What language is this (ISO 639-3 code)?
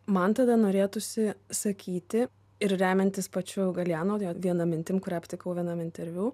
lit